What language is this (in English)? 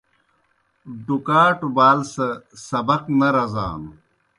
Kohistani Shina